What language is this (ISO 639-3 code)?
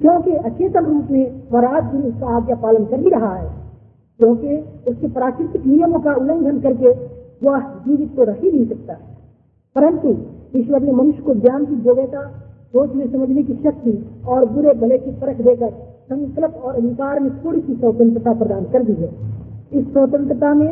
hin